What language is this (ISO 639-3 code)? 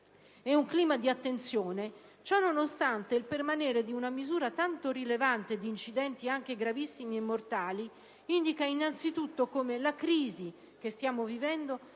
ita